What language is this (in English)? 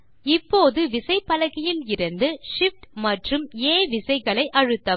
Tamil